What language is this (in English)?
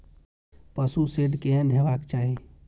Maithili